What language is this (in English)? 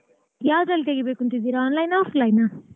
Kannada